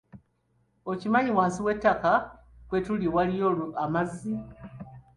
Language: Ganda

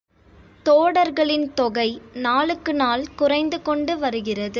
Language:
Tamil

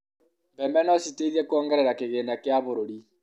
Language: Kikuyu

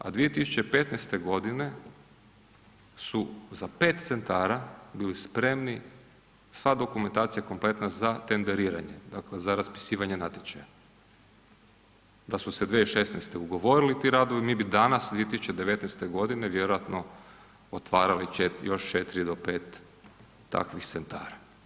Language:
Croatian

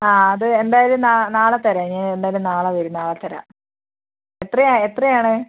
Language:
Malayalam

